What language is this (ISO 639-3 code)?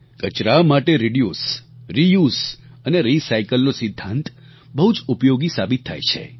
guj